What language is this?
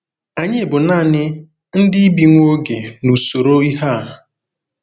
Igbo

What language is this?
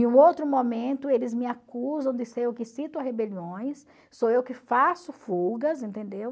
Portuguese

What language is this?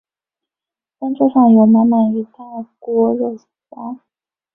Chinese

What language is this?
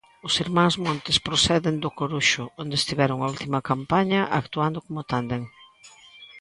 Galician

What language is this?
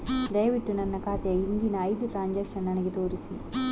Kannada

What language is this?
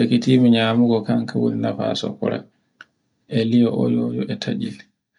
Borgu Fulfulde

